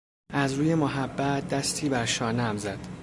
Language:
Persian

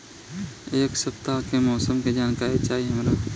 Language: Bhojpuri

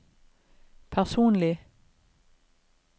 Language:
Norwegian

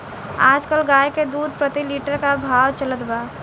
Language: Bhojpuri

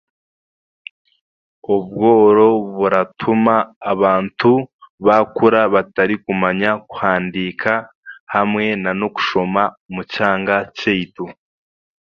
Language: Chiga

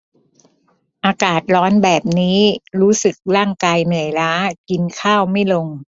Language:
Thai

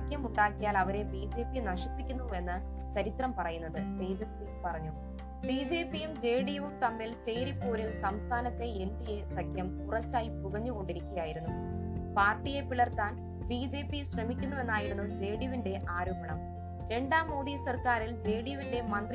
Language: Malayalam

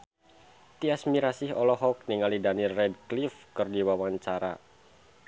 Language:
Sundanese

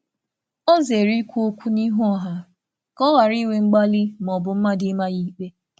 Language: Igbo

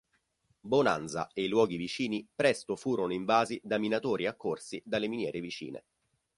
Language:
Italian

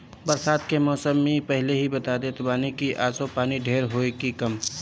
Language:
Bhojpuri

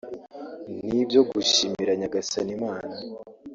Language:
Kinyarwanda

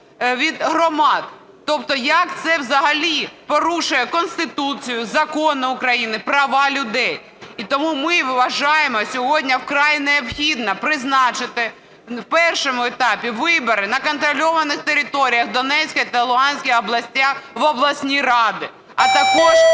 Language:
Ukrainian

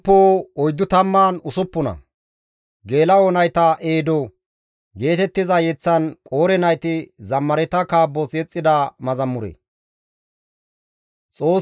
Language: Gamo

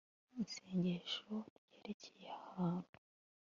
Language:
Kinyarwanda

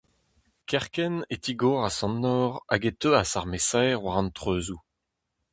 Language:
Breton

